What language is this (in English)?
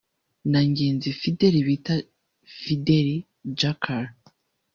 Kinyarwanda